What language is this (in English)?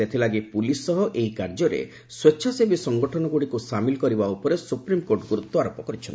Odia